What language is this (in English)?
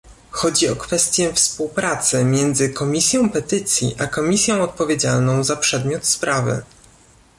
Polish